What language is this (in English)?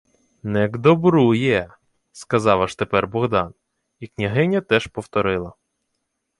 Ukrainian